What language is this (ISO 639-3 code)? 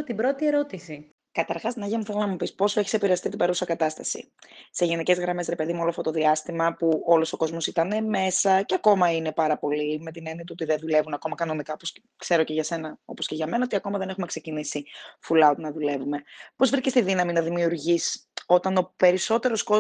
ell